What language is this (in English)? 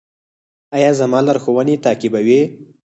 Pashto